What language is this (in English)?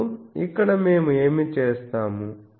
Telugu